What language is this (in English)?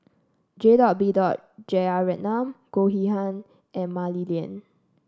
English